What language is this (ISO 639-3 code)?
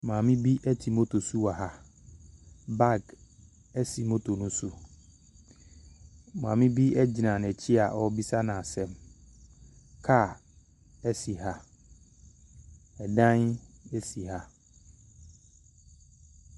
aka